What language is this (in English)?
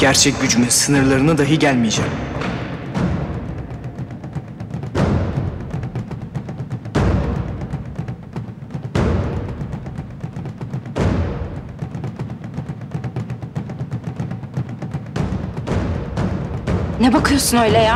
Turkish